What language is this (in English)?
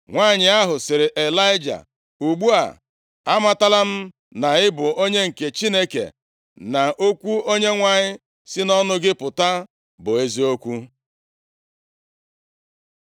Igbo